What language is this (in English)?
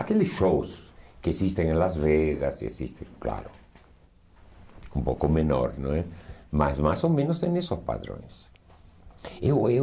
Portuguese